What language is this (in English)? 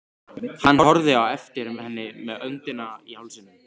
Icelandic